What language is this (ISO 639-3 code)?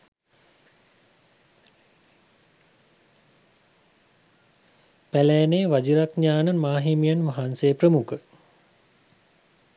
sin